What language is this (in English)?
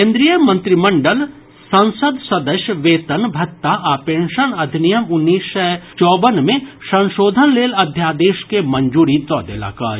Maithili